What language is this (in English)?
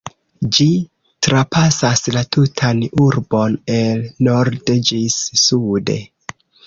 Esperanto